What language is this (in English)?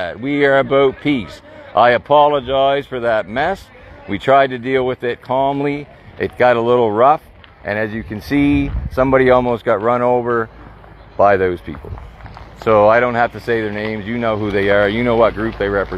English